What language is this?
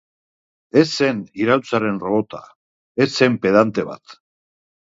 Basque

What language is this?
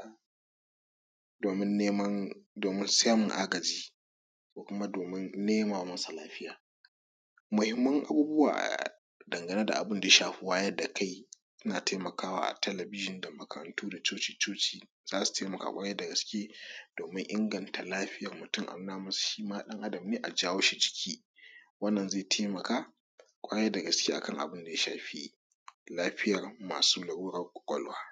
Hausa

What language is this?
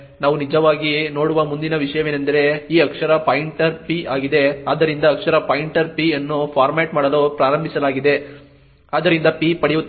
Kannada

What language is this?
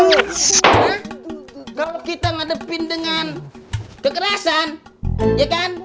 Indonesian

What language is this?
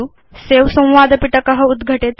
Sanskrit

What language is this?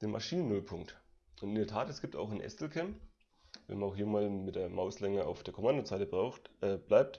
German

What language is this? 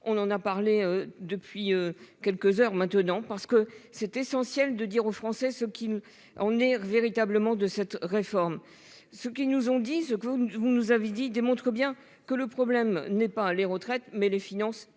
French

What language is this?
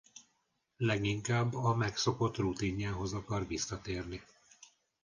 Hungarian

